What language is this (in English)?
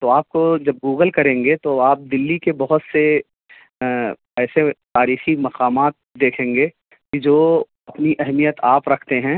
Urdu